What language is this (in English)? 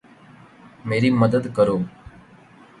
Urdu